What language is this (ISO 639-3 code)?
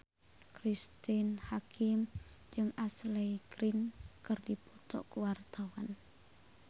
sun